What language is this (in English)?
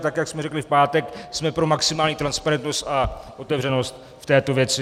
Czech